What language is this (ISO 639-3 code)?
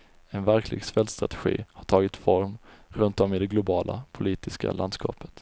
swe